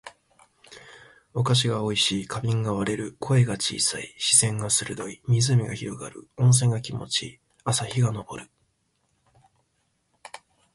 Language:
Japanese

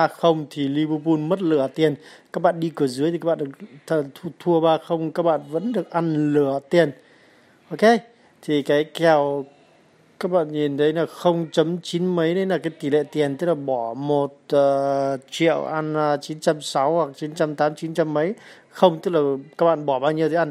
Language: Vietnamese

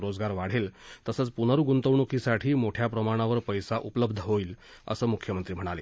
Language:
Marathi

